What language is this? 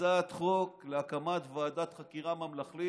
Hebrew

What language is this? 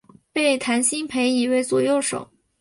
Chinese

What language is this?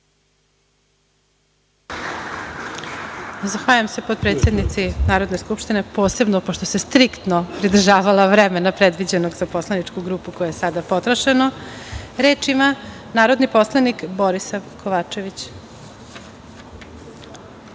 Serbian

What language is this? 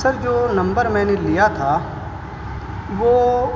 Urdu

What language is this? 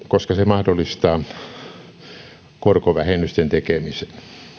Finnish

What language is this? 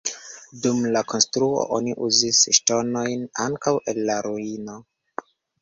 Esperanto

